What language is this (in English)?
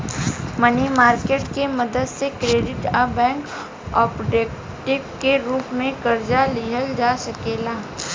Bhojpuri